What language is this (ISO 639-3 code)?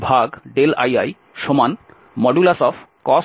ben